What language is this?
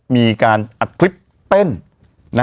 Thai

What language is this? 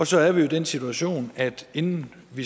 Danish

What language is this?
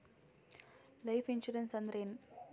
Kannada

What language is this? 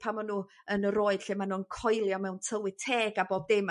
Welsh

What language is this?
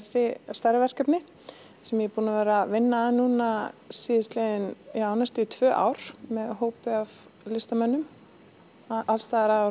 Icelandic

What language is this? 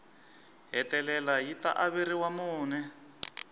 Tsonga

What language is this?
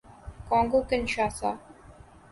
Urdu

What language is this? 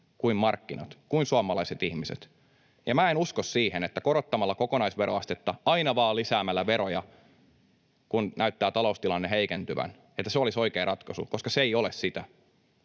Finnish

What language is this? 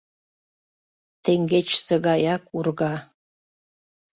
Mari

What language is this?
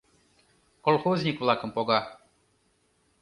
Mari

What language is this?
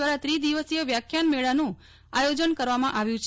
Gujarati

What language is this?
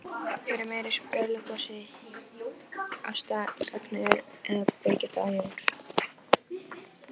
Icelandic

